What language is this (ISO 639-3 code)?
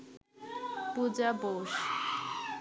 ben